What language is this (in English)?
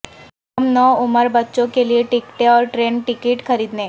Urdu